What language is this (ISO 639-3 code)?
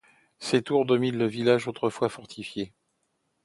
fra